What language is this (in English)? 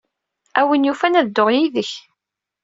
Kabyle